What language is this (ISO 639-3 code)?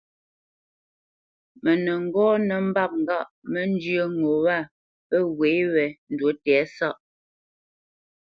bce